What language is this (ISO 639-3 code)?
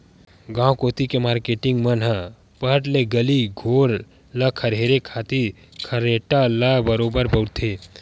hne